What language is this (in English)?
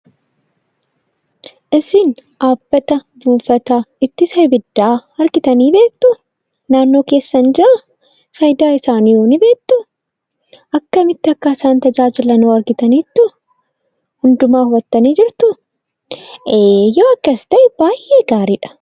Oromo